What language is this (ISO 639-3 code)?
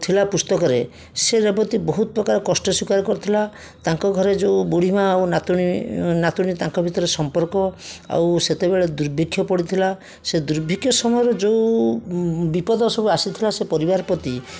ori